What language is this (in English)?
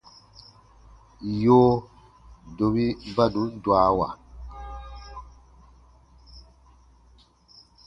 Baatonum